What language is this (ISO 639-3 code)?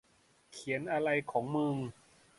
tha